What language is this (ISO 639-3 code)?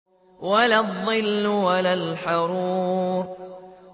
ara